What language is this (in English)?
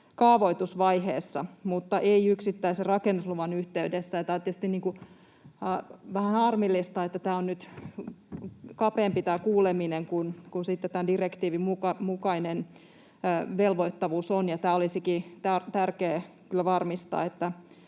Finnish